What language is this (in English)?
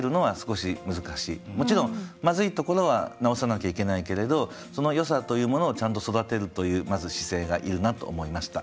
Japanese